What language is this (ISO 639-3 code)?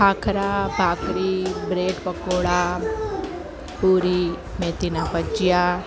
guj